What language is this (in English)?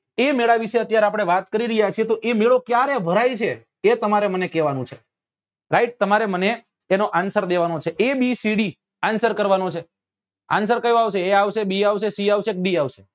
Gujarati